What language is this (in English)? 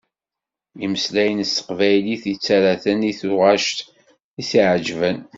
Kabyle